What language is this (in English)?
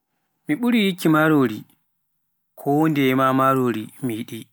Pular